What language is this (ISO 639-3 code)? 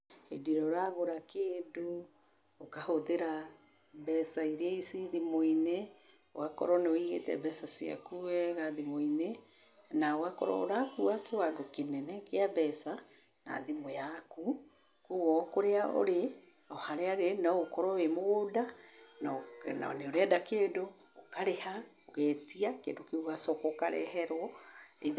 kik